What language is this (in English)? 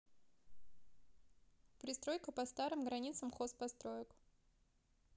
Russian